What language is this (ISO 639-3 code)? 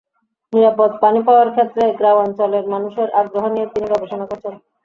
ben